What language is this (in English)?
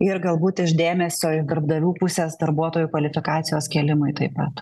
Lithuanian